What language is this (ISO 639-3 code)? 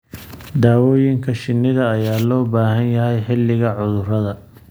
som